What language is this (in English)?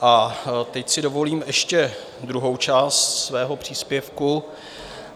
Czech